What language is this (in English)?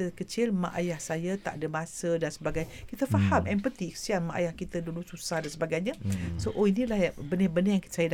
Malay